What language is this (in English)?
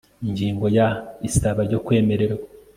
Kinyarwanda